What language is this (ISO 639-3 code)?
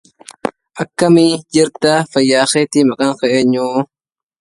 ara